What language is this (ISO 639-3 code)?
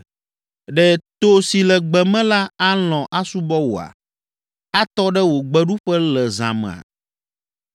ewe